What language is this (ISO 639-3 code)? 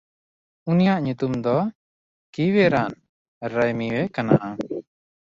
sat